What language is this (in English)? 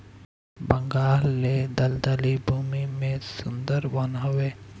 Bhojpuri